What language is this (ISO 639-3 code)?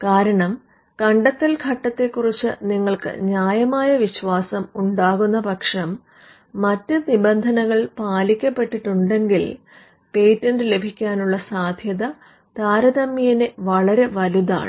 mal